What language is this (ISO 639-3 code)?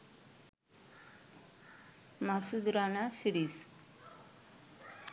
ben